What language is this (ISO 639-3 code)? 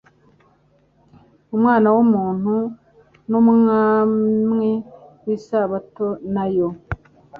kin